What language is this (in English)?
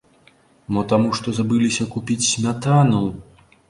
Belarusian